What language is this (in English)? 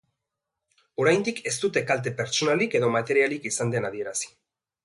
Basque